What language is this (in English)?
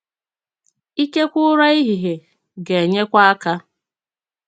Igbo